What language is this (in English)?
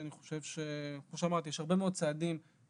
Hebrew